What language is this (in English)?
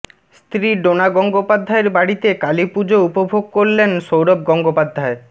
Bangla